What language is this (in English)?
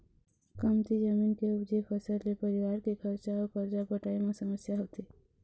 Chhattisgarhi